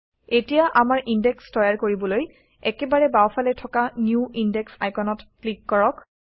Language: Assamese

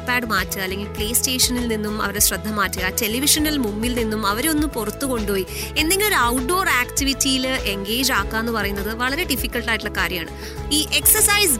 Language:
Malayalam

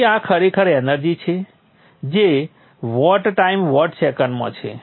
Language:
Gujarati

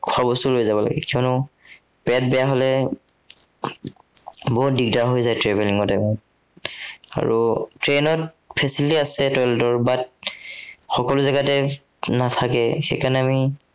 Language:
Assamese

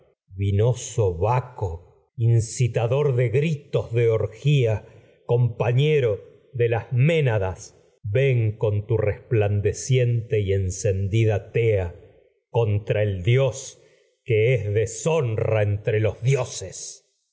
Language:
Spanish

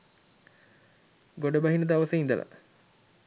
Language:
Sinhala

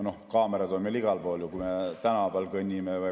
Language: Estonian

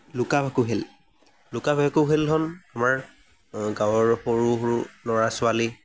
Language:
Assamese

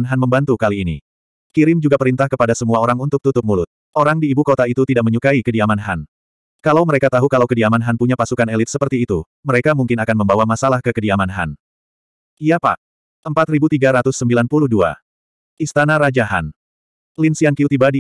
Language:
Indonesian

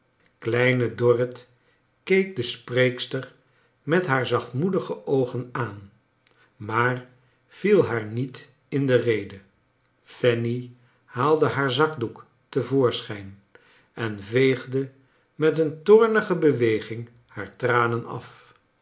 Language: Dutch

